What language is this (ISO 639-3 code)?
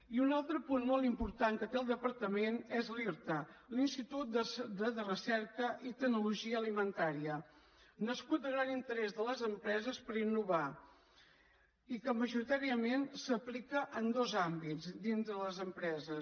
cat